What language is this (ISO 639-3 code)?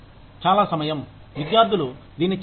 tel